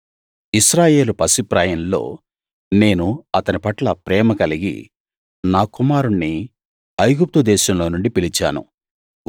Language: Telugu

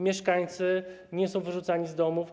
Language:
Polish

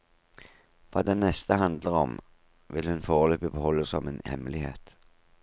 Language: Norwegian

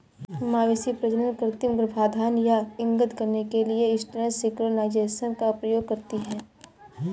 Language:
Hindi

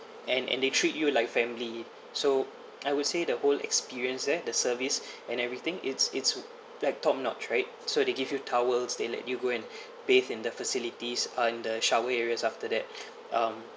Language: English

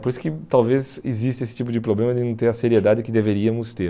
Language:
Portuguese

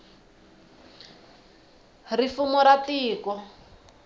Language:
Tsonga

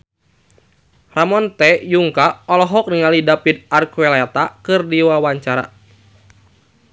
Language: Sundanese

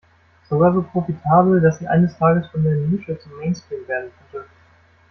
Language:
German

